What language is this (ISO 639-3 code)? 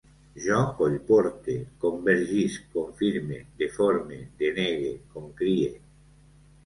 cat